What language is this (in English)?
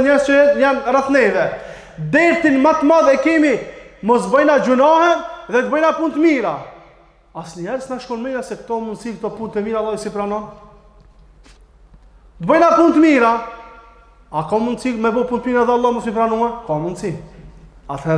Arabic